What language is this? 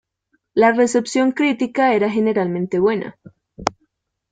Spanish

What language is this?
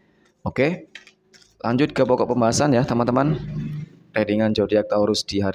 Indonesian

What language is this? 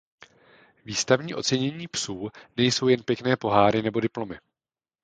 Czech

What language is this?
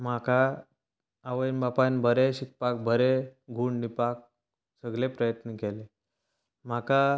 Konkani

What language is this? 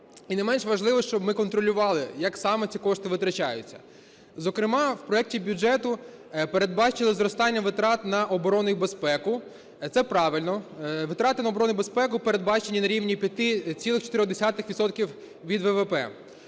Ukrainian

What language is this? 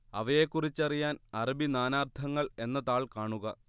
Malayalam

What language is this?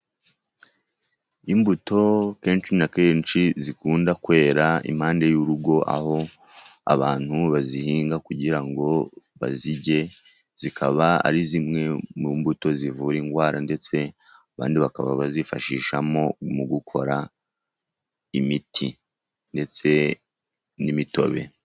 Kinyarwanda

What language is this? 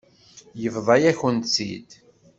Kabyle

